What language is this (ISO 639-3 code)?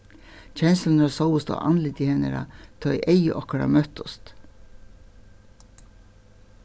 fao